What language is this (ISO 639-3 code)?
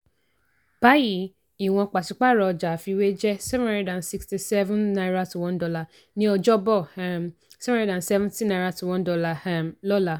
yor